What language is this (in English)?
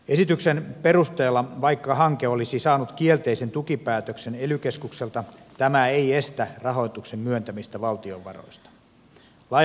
Finnish